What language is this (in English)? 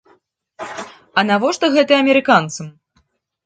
Belarusian